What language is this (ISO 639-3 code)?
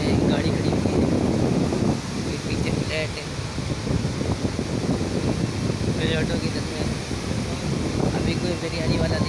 ind